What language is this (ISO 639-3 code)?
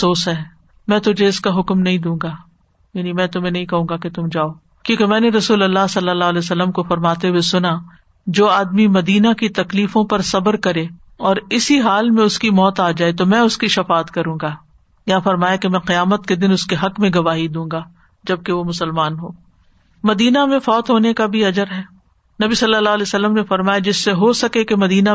urd